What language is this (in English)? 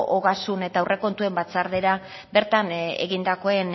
Basque